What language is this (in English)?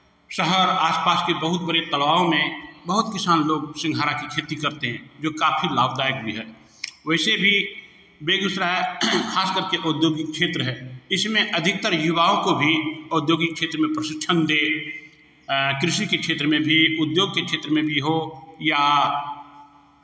Hindi